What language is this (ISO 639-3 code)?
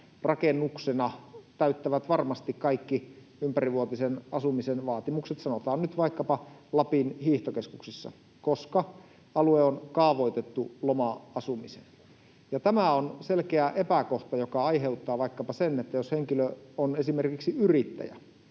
fin